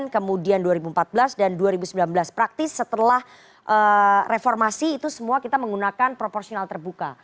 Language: Indonesian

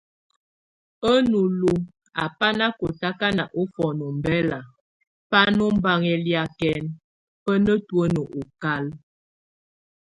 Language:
Tunen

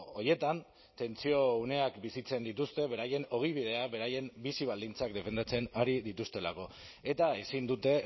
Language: Basque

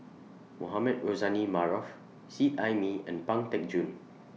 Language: English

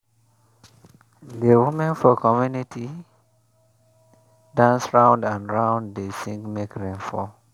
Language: Nigerian Pidgin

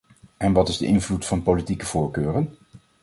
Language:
Dutch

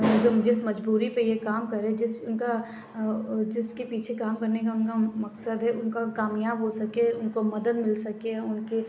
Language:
Urdu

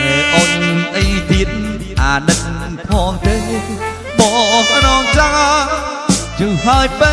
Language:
Vietnamese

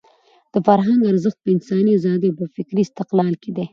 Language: Pashto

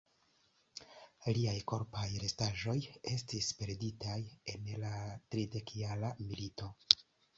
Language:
Esperanto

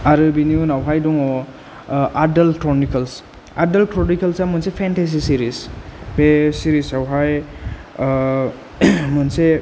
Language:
Bodo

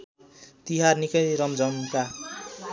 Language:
Nepali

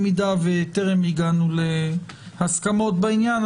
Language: Hebrew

